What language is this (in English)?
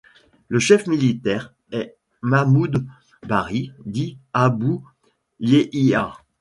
French